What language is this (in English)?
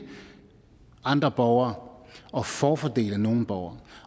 Danish